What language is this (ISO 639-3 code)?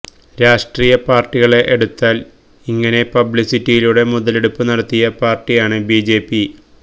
mal